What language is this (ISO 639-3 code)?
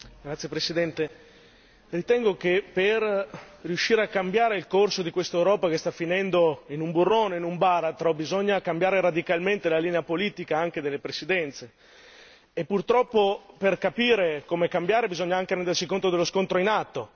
ita